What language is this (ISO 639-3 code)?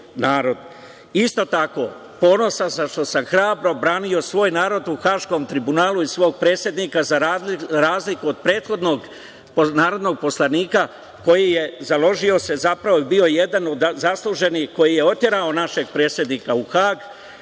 srp